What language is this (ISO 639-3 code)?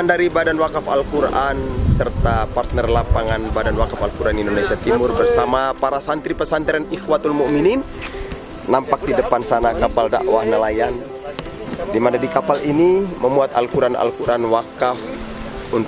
ind